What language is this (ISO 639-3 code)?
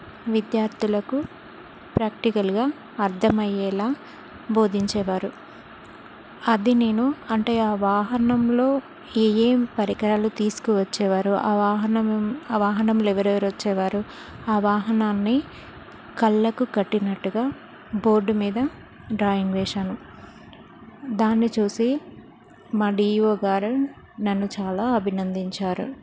tel